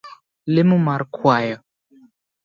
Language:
Luo (Kenya and Tanzania)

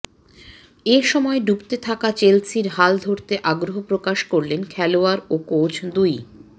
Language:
Bangla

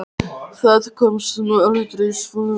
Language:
Icelandic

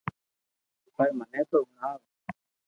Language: Loarki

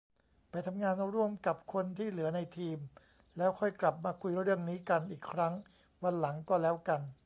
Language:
Thai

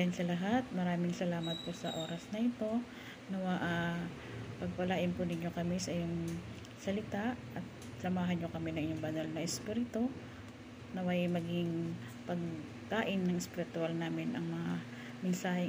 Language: Filipino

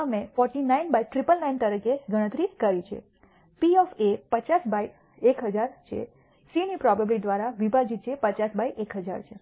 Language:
Gujarati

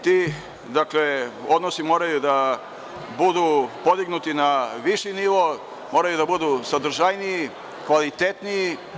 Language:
Serbian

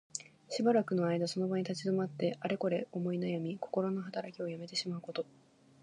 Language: Japanese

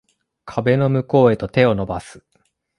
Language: Japanese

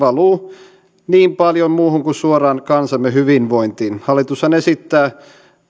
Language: Finnish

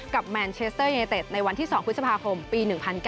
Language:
Thai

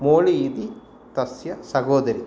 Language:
Sanskrit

